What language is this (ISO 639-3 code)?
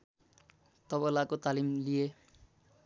nep